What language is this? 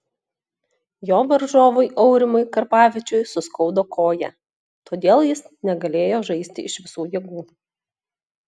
Lithuanian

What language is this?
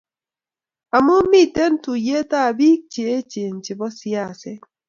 Kalenjin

